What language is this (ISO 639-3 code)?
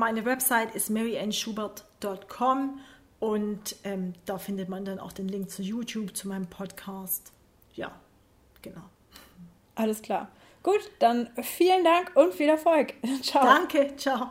deu